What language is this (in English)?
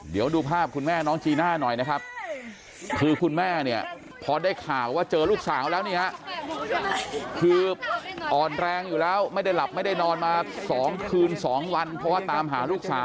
Thai